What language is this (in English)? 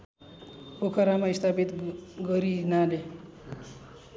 Nepali